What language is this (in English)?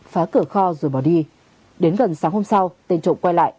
Vietnamese